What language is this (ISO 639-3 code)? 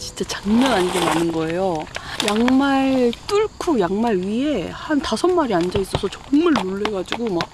kor